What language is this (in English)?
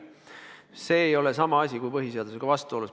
Estonian